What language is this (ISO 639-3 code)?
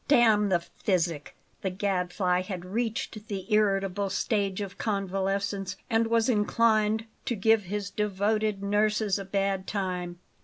eng